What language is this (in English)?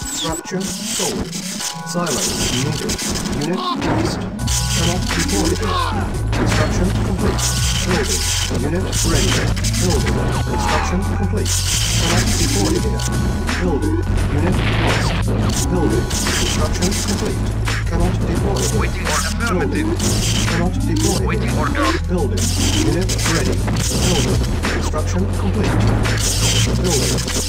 English